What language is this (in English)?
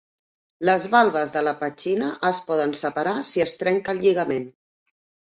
Catalan